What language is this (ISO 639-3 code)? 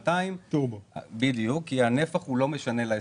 heb